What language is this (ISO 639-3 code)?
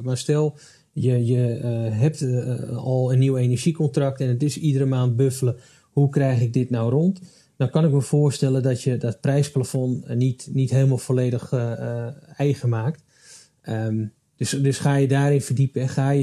nld